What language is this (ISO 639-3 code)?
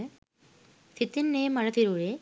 sin